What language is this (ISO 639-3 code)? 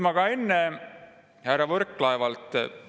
est